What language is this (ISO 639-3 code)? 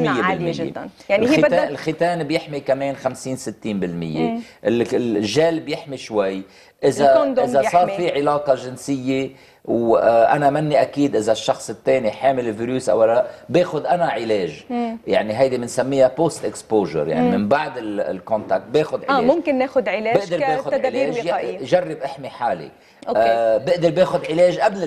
ara